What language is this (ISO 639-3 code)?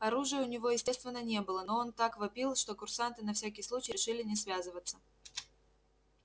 rus